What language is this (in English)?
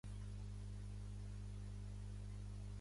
Catalan